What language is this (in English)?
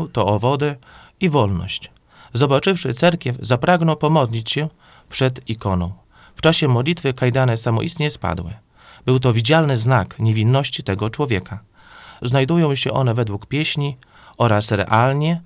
Polish